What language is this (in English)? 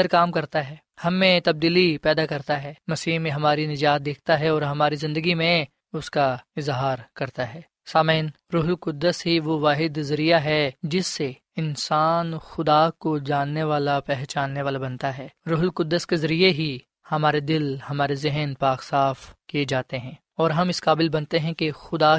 Urdu